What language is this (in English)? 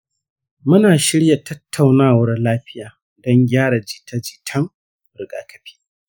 Hausa